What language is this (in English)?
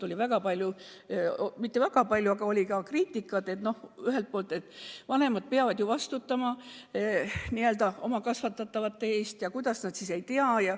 Estonian